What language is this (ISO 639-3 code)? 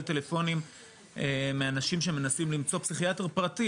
heb